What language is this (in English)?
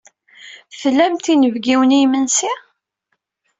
Kabyle